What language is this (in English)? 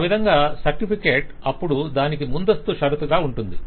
Telugu